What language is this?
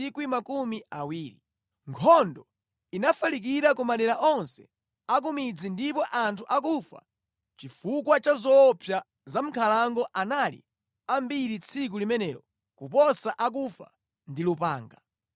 Nyanja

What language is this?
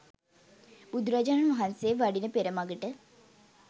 Sinhala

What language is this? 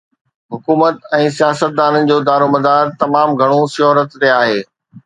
Sindhi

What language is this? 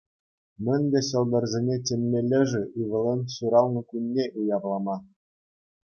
Chuvash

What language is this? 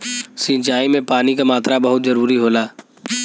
Bhojpuri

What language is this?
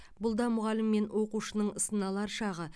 Kazakh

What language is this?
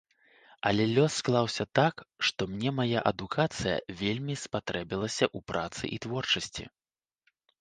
Belarusian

